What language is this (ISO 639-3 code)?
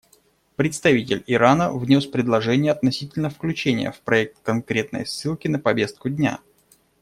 rus